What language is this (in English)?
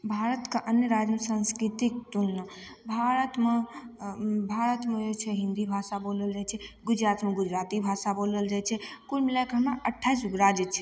Maithili